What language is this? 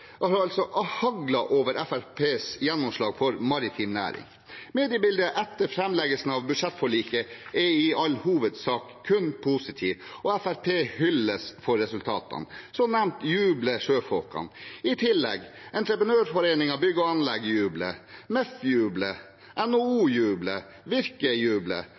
Norwegian Bokmål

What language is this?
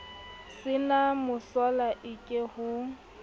Southern Sotho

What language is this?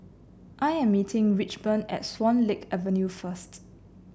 English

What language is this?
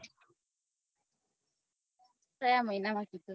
Gujarati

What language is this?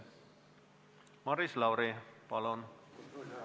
Estonian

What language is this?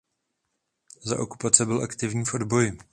Czech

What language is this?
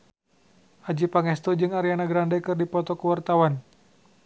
Sundanese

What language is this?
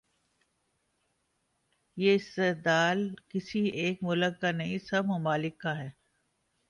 Urdu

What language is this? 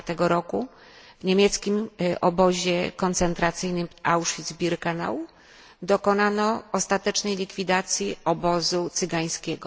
Polish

